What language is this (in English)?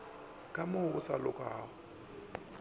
Northern Sotho